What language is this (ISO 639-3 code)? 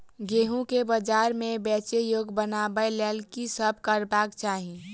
mai